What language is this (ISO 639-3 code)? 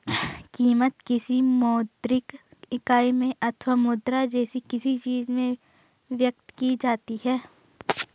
hin